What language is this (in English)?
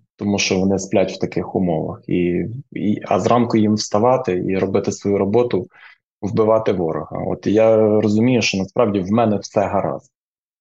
Ukrainian